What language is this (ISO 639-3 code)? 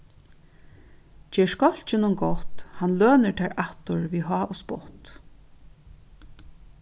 fao